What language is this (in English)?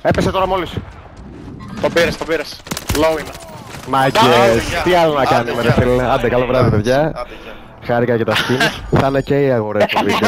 Greek